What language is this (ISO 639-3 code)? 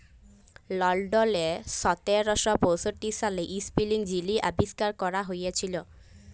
ben